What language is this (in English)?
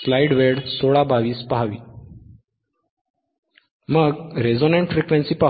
Marathi